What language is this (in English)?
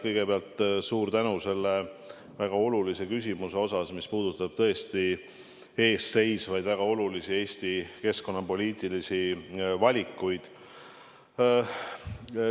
Estonian